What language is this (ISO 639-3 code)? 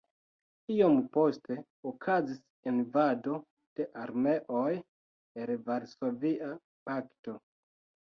epo